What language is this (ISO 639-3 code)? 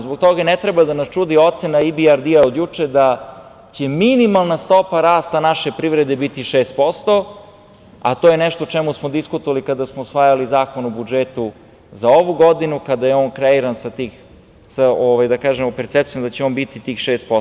srp